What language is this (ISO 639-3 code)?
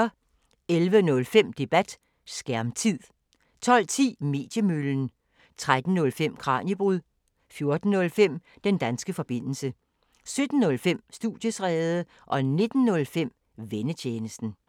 dan